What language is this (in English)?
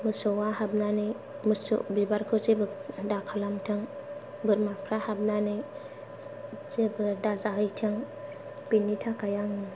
Bodo